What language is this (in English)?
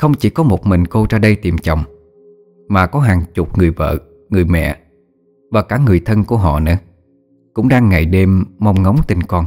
Vietnamese